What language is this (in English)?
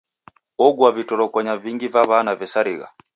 Taita